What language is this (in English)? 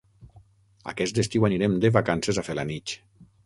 Catalan